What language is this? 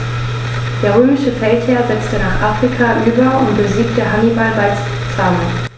German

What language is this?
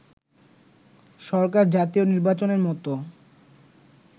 Bangla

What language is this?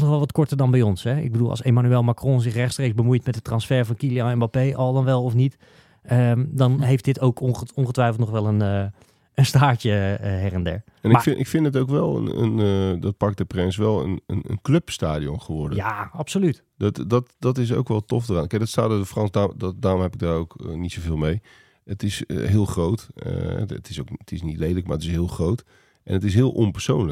Dutch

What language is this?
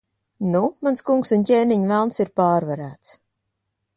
Latvian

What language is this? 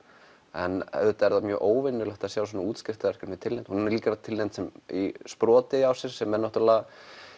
Icelandic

